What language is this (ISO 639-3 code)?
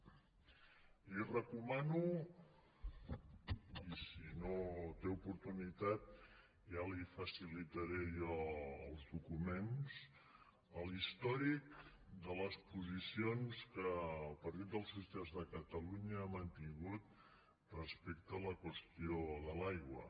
cat